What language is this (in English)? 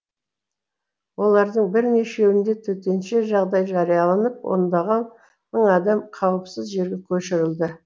Kazakh